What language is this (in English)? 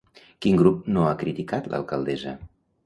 Catalan